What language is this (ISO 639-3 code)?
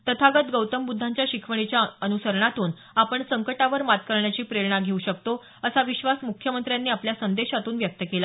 mar